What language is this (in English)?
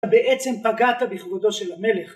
Hebrew